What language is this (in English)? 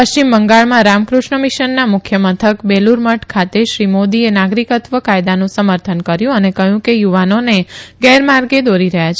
Gujarati